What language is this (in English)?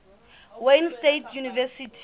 Southern Sotho